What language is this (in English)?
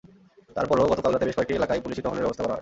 Bangla